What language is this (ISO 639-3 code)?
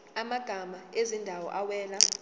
zul